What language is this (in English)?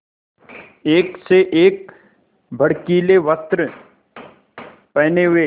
Hindi